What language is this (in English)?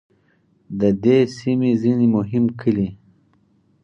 Pashto